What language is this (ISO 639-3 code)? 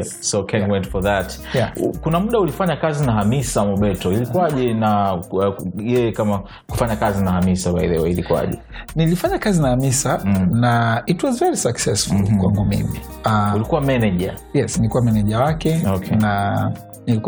swa